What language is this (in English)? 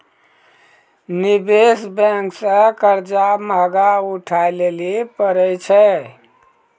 Maithili